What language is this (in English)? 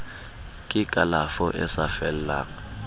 Southern Sotho